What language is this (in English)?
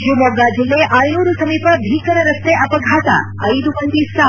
Kannada